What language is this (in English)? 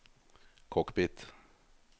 Norwegian